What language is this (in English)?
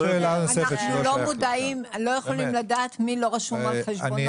Hebrew